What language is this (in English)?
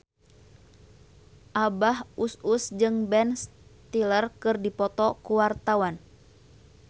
Sundanese